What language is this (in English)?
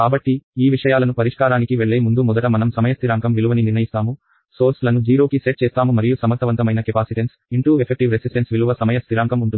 Telugu